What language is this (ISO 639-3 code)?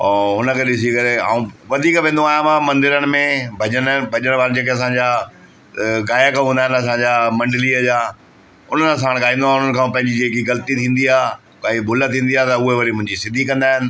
snd